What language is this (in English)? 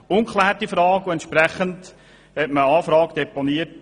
Swiss German